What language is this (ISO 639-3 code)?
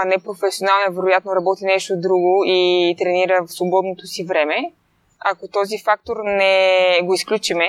bul